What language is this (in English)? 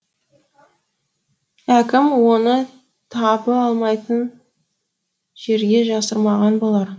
Kazakh